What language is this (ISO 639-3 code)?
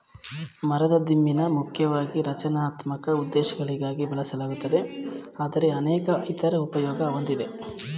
kan